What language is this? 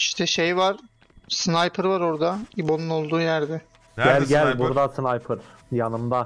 Turkish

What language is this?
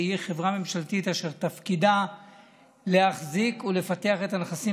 Hebrew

